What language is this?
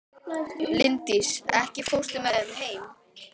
Icelandic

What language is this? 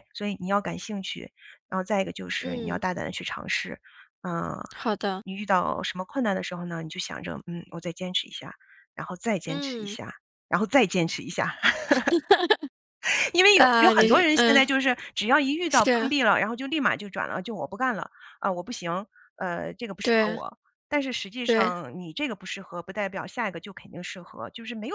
Chinese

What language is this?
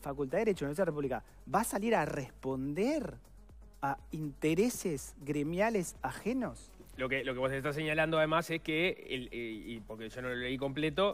Spanish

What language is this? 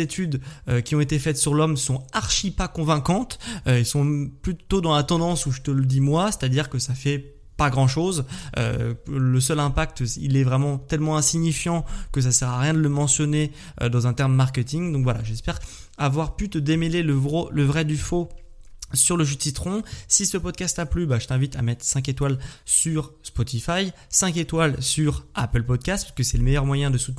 French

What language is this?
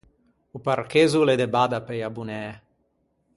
Ligurian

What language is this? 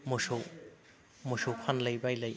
Bodo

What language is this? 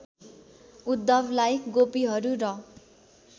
Nepali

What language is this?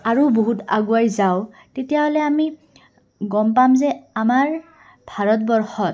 Assamese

